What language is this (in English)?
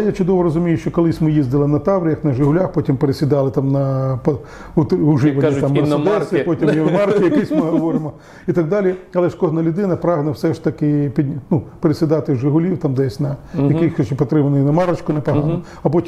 Ukrainian